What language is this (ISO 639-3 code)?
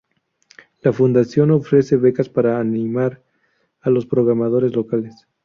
spa